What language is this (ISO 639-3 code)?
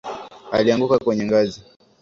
swa